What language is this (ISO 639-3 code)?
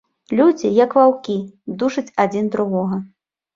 bel